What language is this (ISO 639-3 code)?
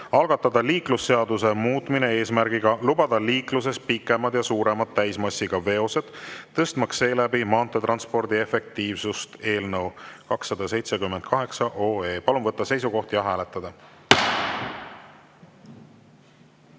est